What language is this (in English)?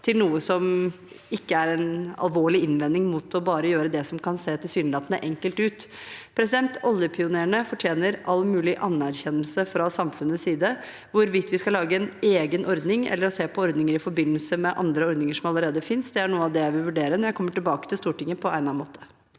Norwegian